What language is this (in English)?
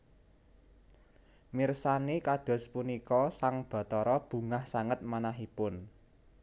Javanese